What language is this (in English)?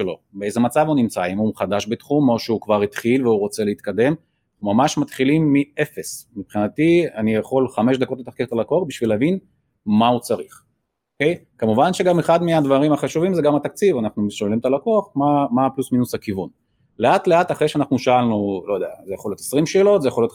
Hebrew